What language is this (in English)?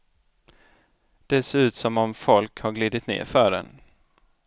Swedish